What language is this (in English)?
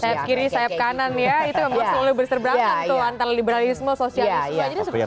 Indonesian